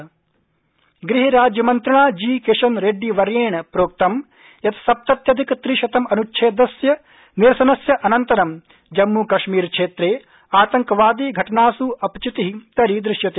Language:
Sanskrit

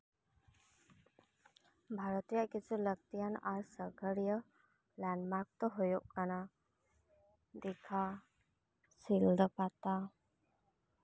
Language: Santali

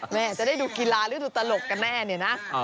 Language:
Thai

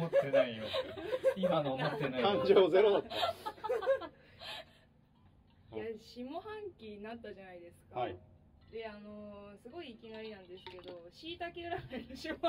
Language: Japanese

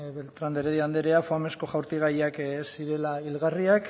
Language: Basque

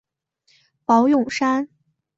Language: Chinese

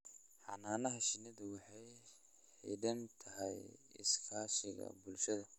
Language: Somali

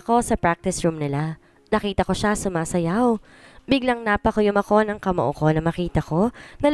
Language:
Filipino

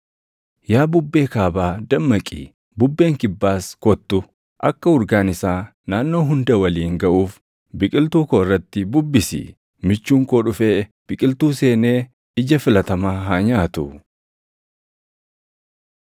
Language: Oromo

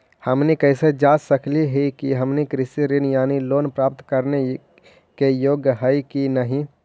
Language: Magahi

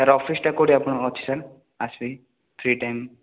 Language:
Odia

